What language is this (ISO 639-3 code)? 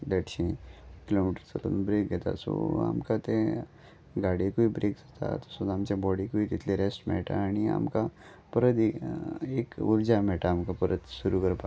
kok